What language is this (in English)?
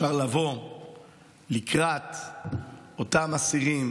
Hebrew